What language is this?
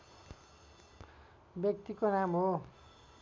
Nepali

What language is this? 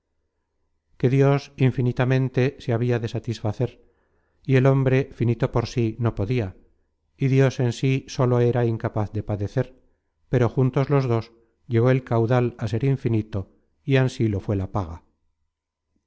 Spanish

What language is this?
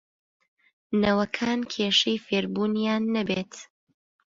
Central Kurdish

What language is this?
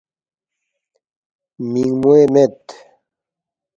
Balti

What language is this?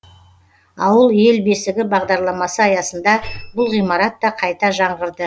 Kazakh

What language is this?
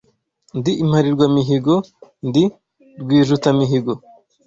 Kinyarwanda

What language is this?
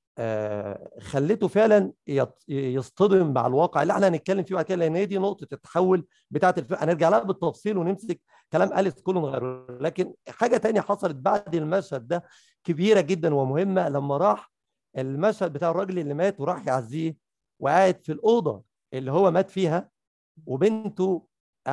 Arabic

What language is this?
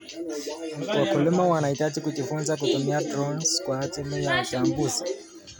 Kalenjin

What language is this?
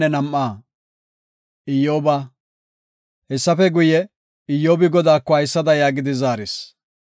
Gofa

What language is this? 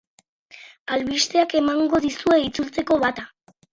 Basque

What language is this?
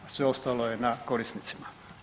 Croatian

